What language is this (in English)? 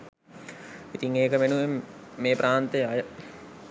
Sinhala